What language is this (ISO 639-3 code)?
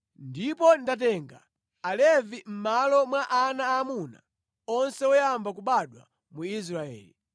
nya